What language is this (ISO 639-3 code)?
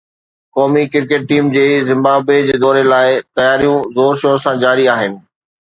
snd